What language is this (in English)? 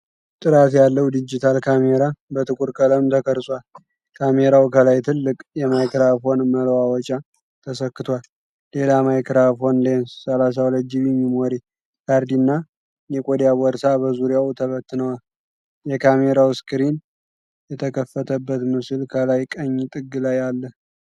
Amharic